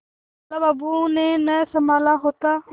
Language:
Hindi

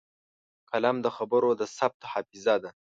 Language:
Pashto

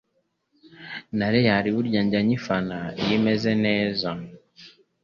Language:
Kinyarwanda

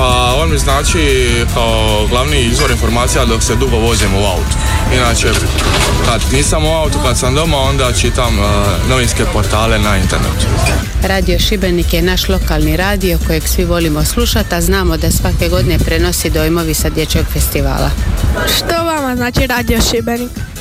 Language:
Croatian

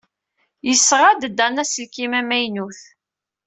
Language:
Kabyle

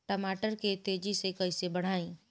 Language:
Bhojpuri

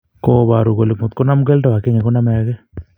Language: Kalenjin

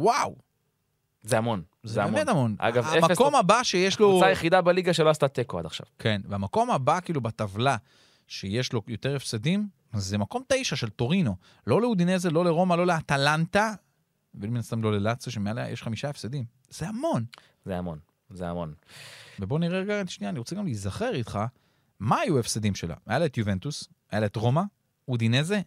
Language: Hebrew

